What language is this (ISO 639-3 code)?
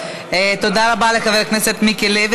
heb